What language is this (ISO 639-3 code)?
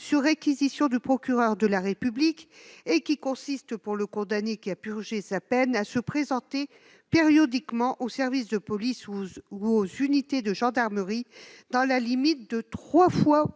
fra